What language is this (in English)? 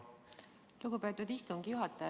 Estonian